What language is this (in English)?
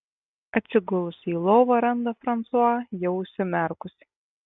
Lithuanian